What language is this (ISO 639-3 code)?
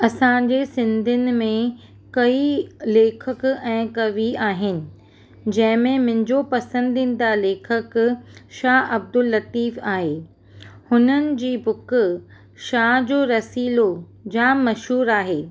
snd